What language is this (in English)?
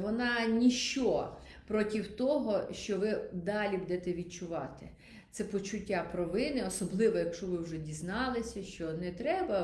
Ukrainian